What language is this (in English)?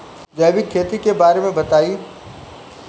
Bhojpuri